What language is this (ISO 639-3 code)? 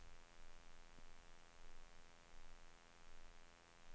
swe